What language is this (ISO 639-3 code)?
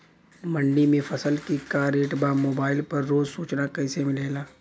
bho